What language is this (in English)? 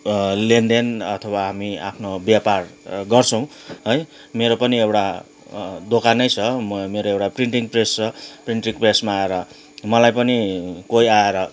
Nepali